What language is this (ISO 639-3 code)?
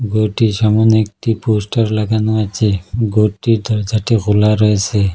ben